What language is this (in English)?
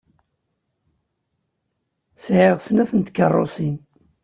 Kabyle